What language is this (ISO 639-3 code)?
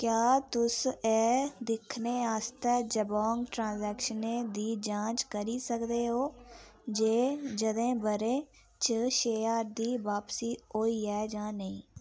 doi